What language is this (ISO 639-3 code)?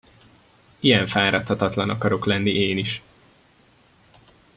hun